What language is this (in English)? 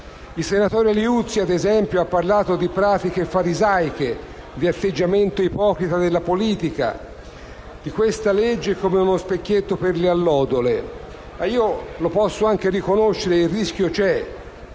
Italian